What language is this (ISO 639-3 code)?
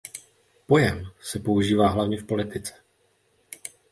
ces